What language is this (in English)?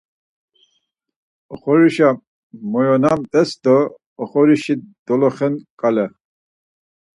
Laz